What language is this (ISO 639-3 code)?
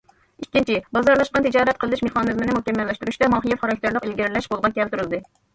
uig